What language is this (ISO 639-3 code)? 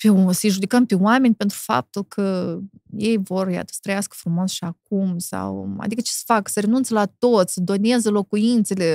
ron